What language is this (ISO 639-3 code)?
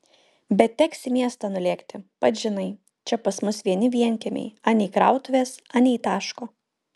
lit